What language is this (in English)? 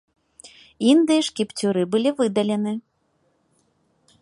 Belarusian